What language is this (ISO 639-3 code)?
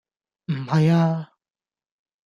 yue